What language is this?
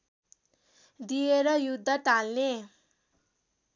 Nepali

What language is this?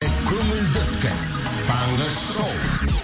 Kazakh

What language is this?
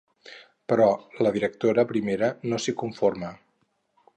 Catalan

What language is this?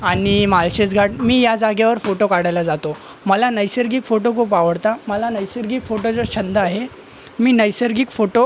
Marathi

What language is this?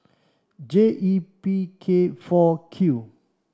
English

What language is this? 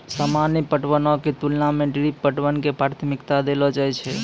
Maithili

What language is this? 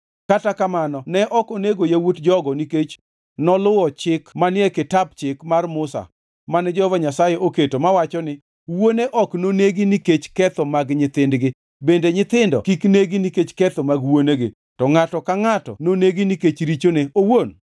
Luo (Kenya and Tanzania)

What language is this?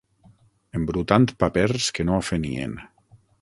Catalan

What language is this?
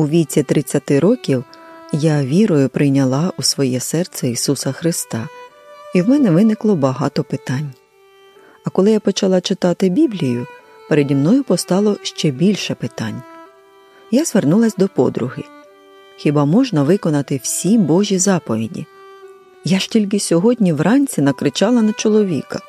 Ukrainian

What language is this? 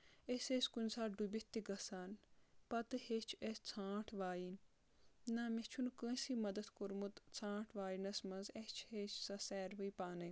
Kashmiri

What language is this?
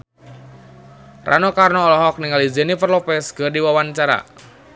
Sundanese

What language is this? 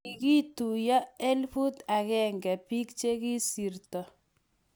Kalenjin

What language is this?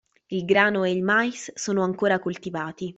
Italian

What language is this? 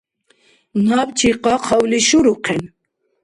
Dargwa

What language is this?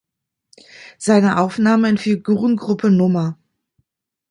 German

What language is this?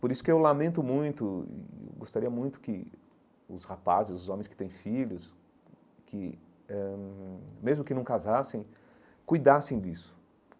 Portuguese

